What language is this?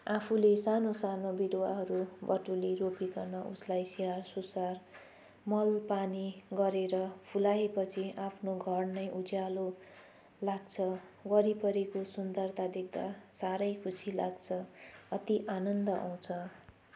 Nepali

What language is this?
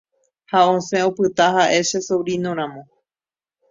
Guarani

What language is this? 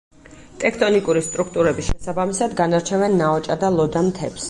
Georgian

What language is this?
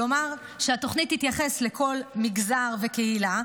Hebrew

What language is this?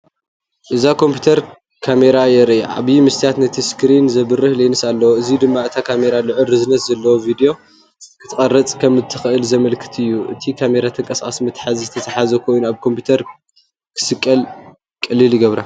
Tigrinya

